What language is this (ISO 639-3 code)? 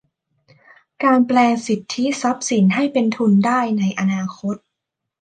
tha